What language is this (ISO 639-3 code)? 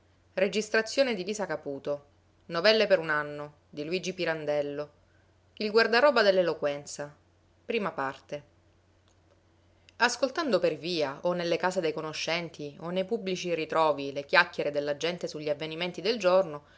ita